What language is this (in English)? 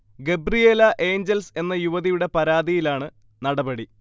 Malayalam